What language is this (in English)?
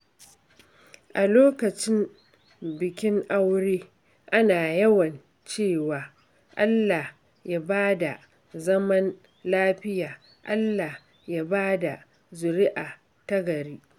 Hausa